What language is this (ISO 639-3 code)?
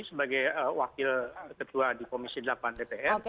ind